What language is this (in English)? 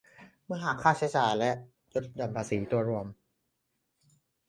Thai